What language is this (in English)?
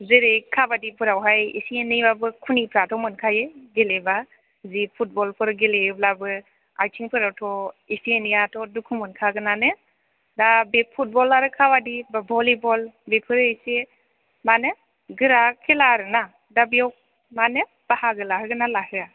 Bodo